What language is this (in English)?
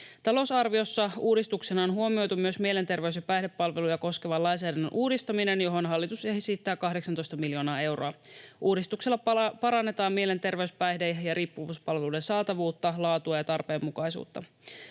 Finnish